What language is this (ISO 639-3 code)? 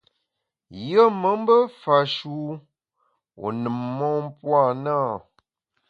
bax